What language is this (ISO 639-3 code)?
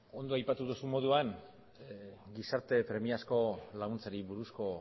eus